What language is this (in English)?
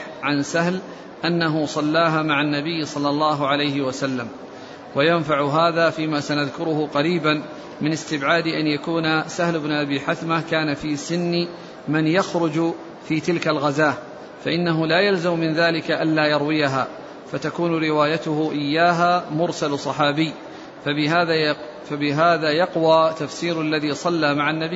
Arabic